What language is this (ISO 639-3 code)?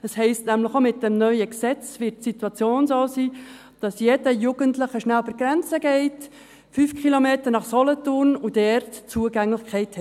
gsw